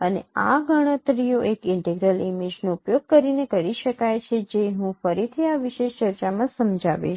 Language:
Gujarati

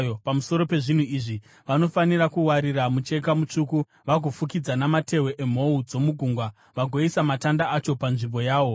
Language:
Shona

